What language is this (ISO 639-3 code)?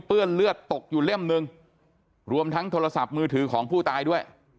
tha